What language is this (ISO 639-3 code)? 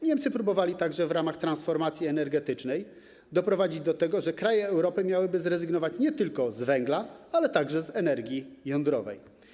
pol